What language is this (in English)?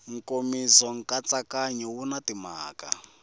Tsonga